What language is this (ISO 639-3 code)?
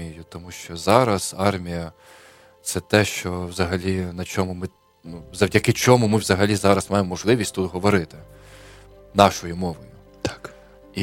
ukr